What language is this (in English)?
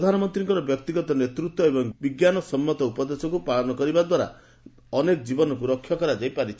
Odia